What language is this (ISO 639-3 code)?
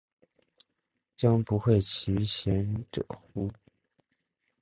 zho